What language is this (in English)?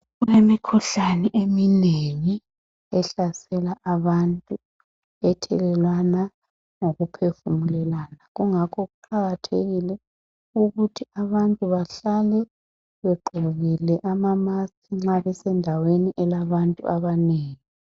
North Ndebele